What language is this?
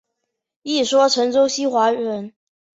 Chinese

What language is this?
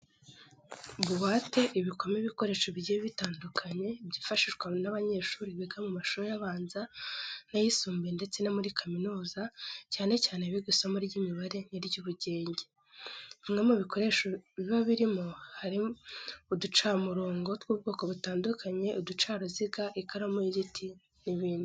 Kinyarwanda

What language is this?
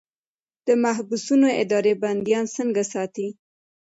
Pashto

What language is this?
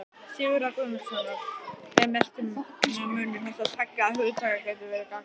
Icelandic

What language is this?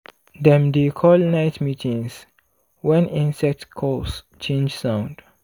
Nigerian Pidgin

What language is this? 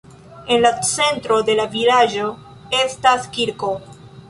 Esperanto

